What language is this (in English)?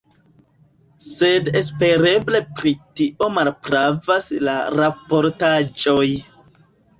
Esperanto